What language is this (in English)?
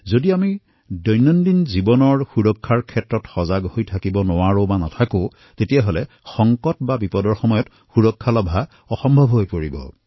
Assamese